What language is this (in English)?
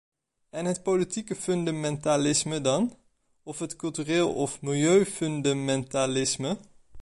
Dutch